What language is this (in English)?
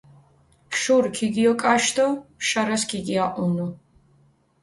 Mingrelian